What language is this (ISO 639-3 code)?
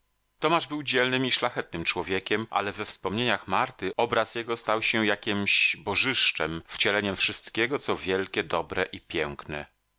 pol